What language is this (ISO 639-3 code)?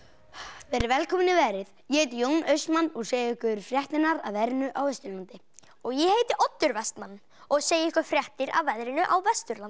isl